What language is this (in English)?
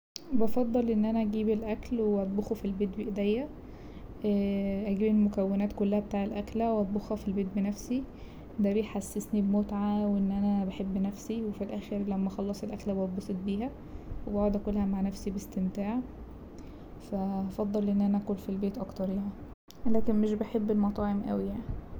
Egyptian Arabic